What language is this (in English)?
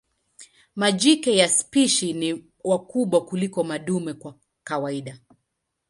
Swahili